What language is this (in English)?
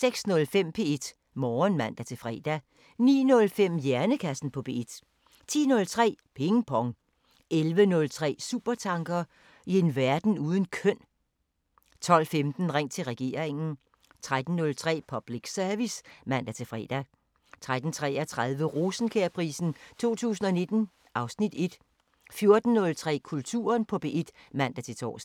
Danish